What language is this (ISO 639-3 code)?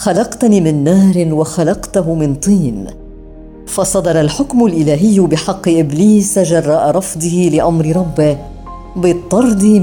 ara